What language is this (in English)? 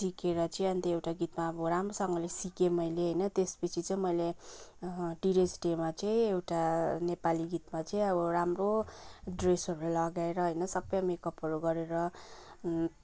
Nepali